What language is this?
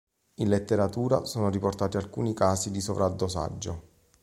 Italian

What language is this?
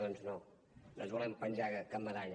Catalan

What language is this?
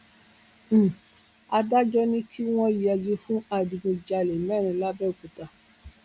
Yoruba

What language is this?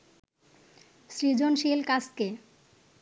Bangla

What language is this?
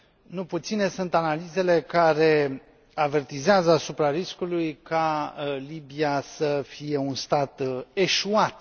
Romanian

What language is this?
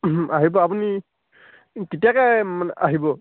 Assamese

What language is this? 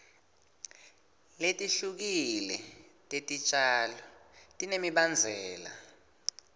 Swati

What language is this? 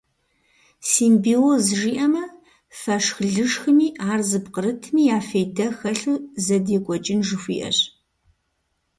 Kabardian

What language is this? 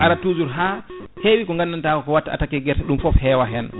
Fula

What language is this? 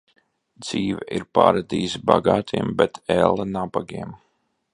Latvian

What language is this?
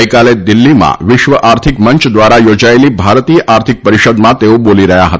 Gujarati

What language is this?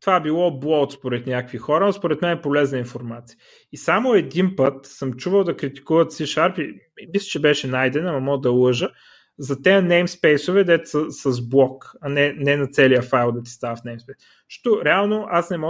Bulgarian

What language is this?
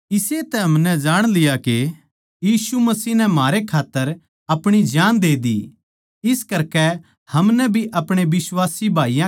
Haryanvi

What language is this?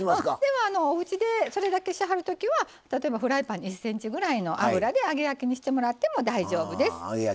Japanese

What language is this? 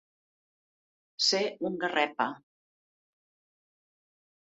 Catalan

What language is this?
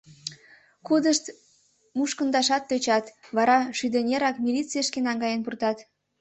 Mari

